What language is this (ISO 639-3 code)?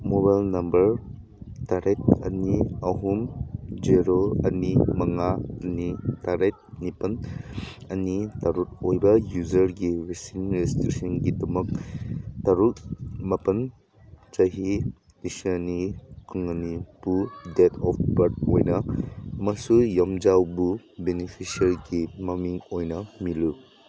mni